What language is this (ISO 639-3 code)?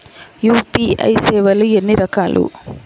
tel